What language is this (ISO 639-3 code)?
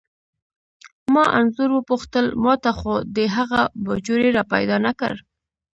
pus